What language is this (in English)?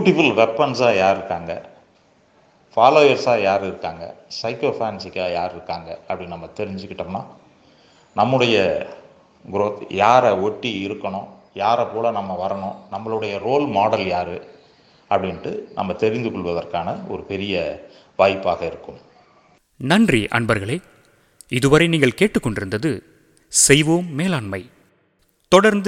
Tamil